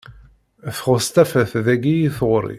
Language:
Kabyle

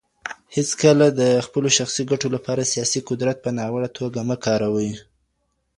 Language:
Pashto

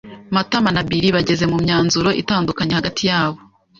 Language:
Kinyarwanda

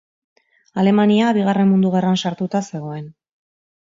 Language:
Basque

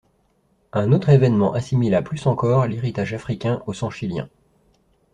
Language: French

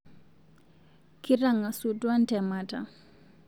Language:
Masai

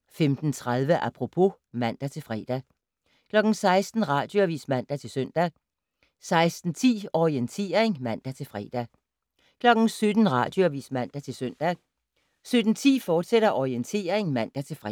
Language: Danish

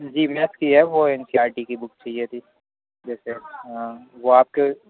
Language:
Urdu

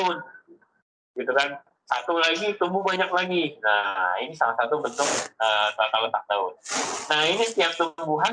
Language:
Indonesian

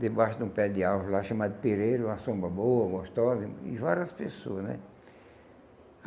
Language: Portuguese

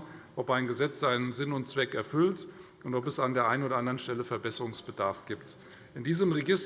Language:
German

